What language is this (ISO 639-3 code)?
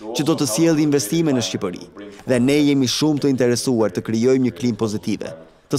nld